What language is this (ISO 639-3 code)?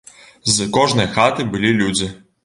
bel